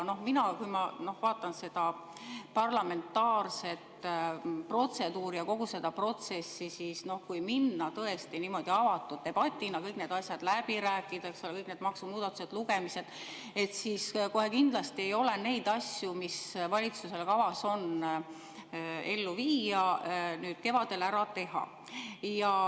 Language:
Estonian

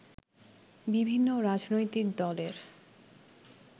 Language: Bangla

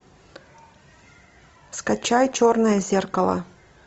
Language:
Russian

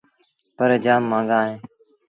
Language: Sindhi Bhil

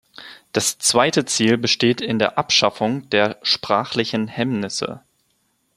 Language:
German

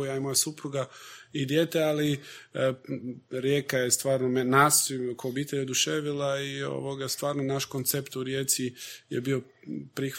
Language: Croatian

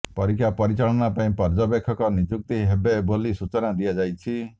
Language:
Odia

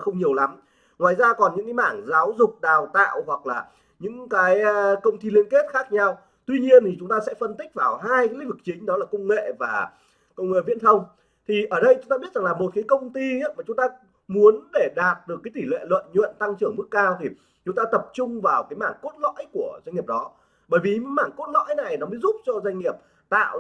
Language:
Vietnamese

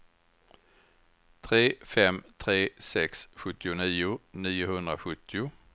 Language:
Swedish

